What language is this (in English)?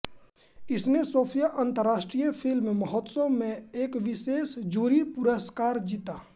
Hindi